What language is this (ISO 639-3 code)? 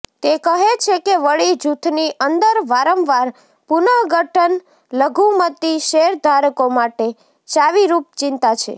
guj